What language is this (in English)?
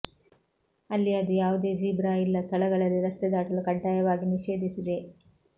Kannada